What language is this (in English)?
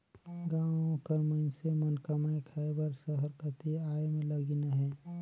Chhattisgarhi